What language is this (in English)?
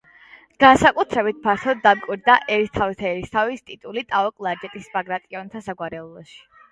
Georgian